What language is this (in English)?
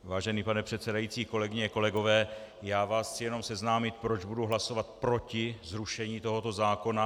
Czech